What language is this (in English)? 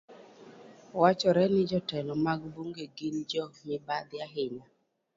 Luo (Kenya and Tanzania)